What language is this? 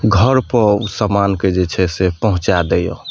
Maithili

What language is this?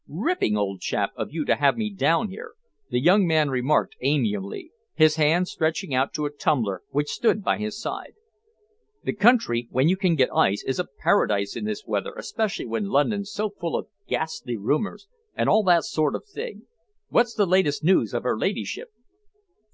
English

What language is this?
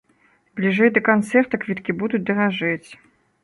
Belarusian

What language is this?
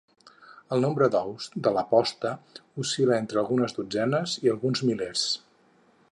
Catalan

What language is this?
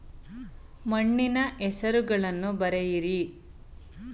Kannada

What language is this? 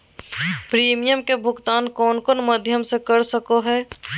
Magahi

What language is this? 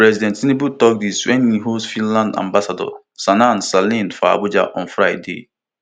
Nigerian Pidgin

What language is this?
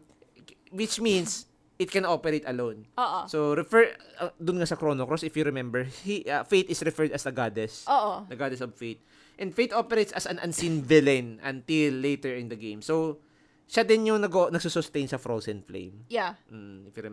Filipino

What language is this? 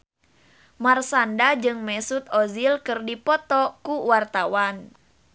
Sundanese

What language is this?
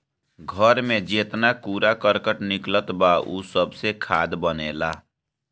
Bhojpuri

